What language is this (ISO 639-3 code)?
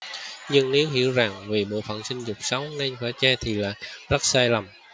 vie